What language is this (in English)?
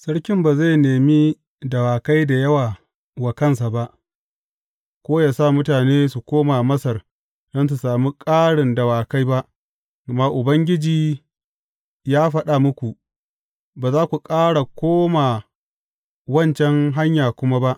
Hausa